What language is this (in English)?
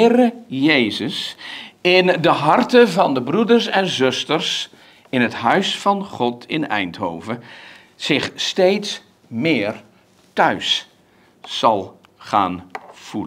Dutch